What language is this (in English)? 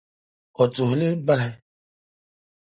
Dagbani